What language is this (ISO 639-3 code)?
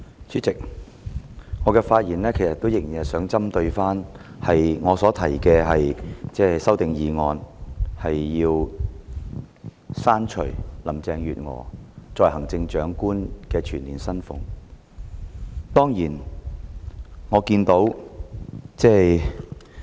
yue